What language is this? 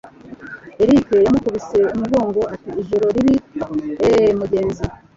Kinyarwanda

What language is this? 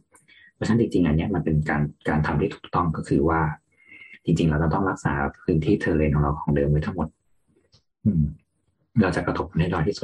Thai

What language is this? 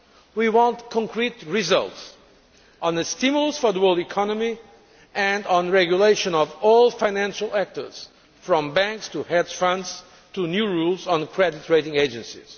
English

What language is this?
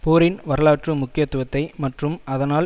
Tamil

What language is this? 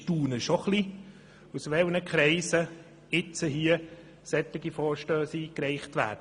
Swiss German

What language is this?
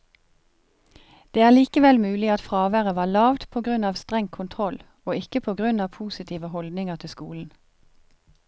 Norwegian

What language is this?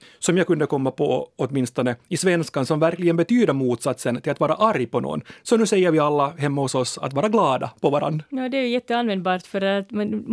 Swedish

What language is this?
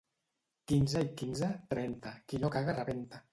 Catalan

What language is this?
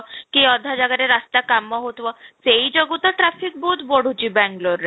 Odia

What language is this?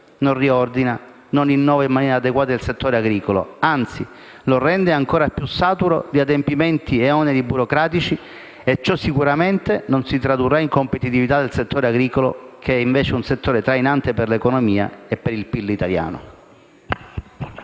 Italian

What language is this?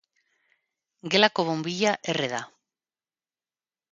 Basque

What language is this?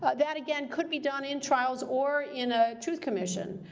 English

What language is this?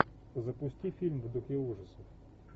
Russian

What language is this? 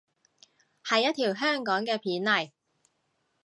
Cantonese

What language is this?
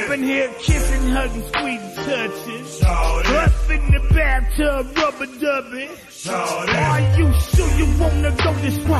English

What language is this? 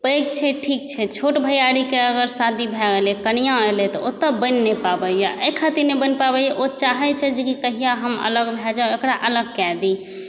Maithili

